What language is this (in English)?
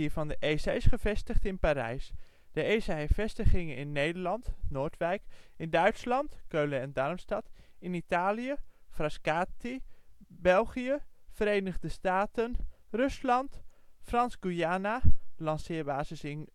Dutch